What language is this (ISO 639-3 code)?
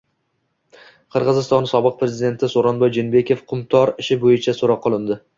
uzb